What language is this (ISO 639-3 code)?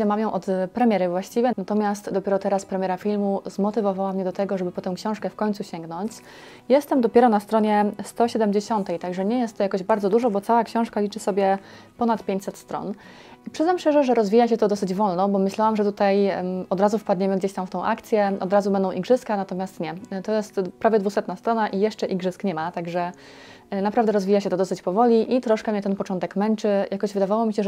pol